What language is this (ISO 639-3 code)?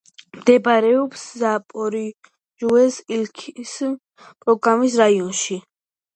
kat